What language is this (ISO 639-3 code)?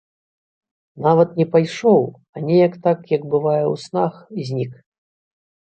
bel